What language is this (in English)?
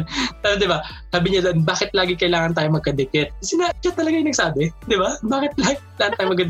Filipino